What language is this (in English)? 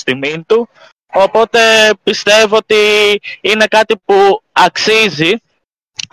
Greek